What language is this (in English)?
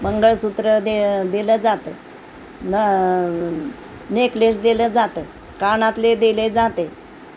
Marathi